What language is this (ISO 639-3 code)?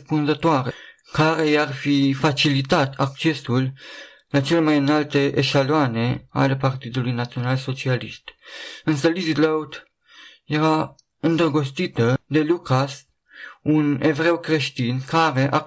ron